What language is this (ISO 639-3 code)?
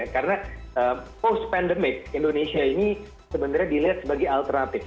ind